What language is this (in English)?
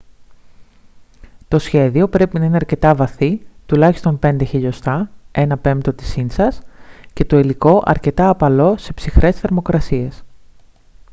Greek